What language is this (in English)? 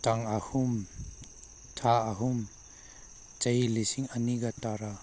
Manipuri